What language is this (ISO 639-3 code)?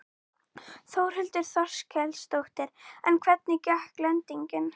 isl